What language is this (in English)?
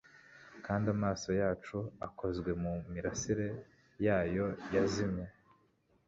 Kinyarwanda